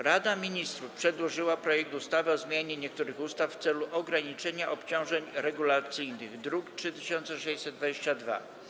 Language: Polish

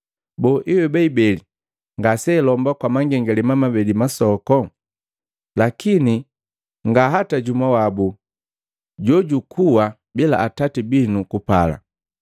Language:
Matengo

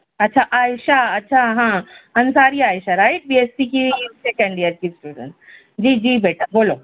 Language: Urdu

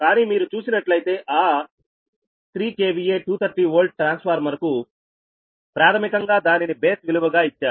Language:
Telugu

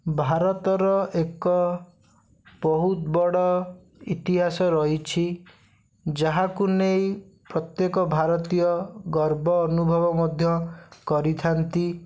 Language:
Odia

